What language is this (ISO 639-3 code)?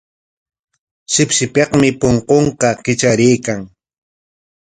qwa